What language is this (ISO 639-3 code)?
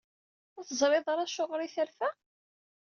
kab